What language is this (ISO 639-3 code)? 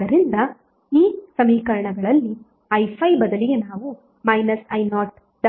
kan